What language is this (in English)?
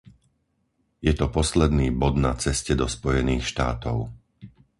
Slovak